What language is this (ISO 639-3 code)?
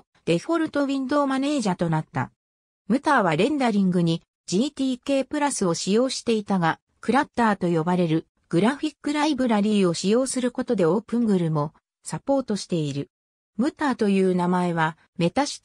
jpn